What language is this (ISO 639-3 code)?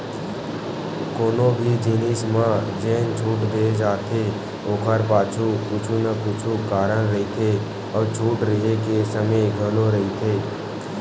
hne